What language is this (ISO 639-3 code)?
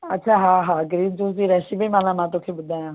snd